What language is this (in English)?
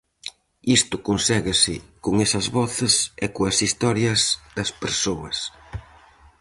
Galician